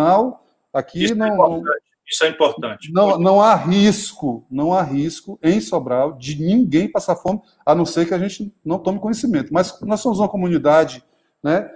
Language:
Portuguese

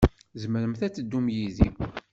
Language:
Kabyle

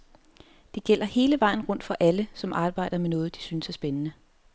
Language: Danish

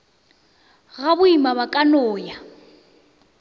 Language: Northern Sotho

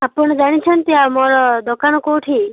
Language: Odia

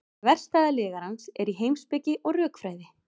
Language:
Icelandic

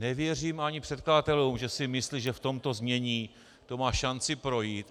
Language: Czech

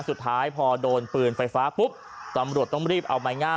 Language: Thai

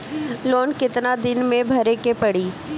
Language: Bhojpuri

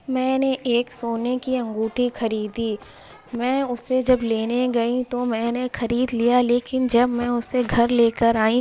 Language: Urdu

